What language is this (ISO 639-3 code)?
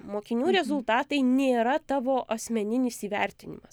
lit